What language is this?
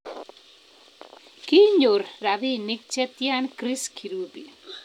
Kalenjin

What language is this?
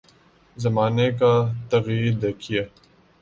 Urdu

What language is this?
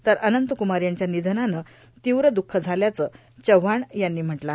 Marathi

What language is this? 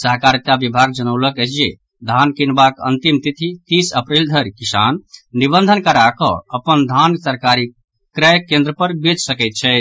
Maithili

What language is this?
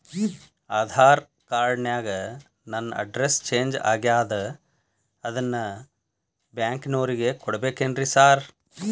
Kannada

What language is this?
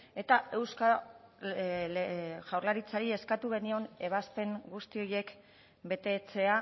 Basque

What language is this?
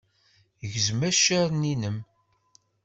Kabyle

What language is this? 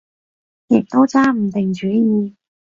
Cantonese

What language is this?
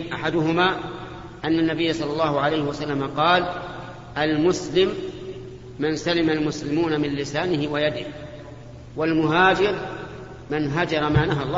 Arabic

